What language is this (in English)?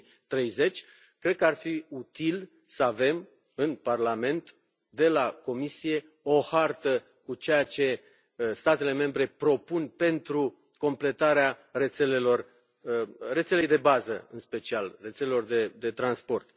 Romanian